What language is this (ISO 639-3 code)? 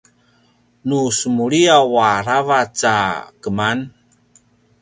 pwn